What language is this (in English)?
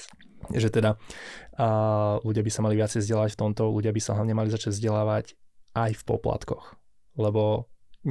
Slovak